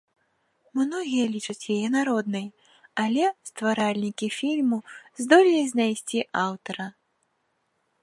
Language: Belarusian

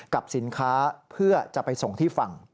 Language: Thai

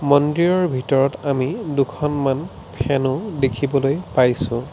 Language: Assamese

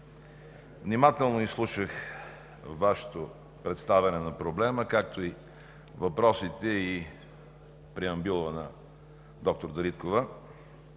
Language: Bulgarian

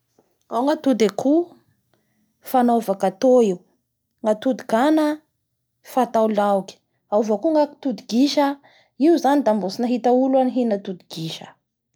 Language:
Bara Malagasy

